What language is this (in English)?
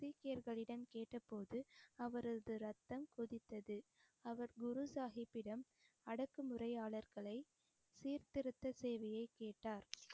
Tamil